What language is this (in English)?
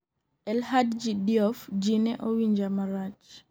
Luo (Kenya and Tanzania)